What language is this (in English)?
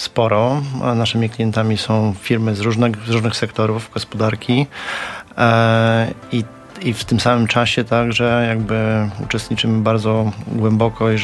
Polish